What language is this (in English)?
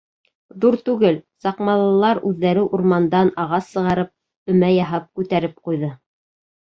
Bashkir